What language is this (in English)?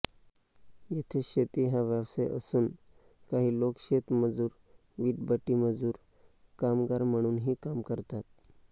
Marathi